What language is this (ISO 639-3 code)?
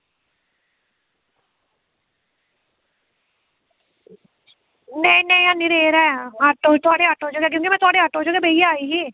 doi